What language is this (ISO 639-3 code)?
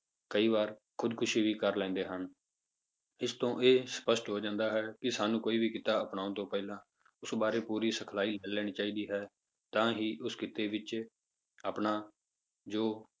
pan